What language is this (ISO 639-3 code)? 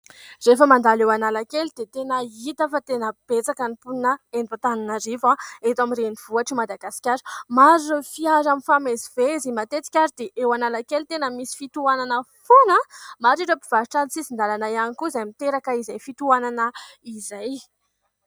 mlg